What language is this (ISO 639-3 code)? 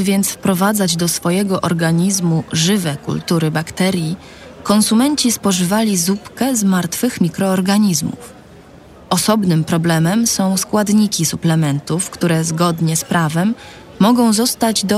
pol